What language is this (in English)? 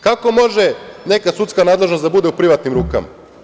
Serbian